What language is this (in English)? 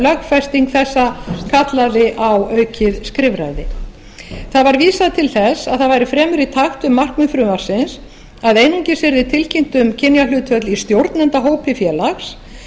Icelandic